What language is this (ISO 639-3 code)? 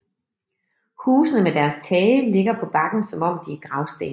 dan